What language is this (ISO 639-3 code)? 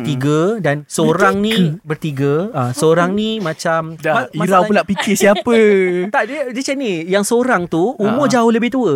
msa